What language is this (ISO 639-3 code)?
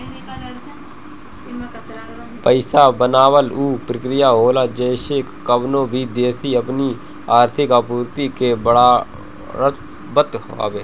bho